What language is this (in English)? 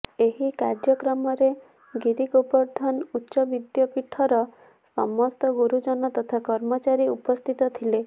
Odia